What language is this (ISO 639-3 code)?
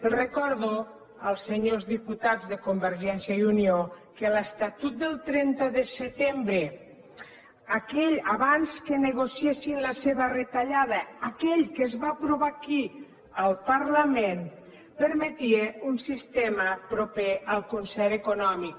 cat